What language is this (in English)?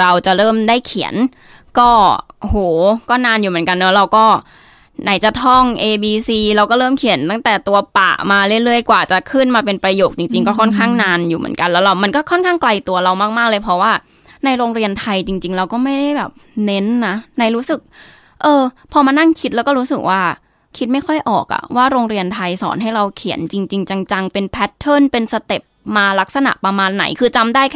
Thai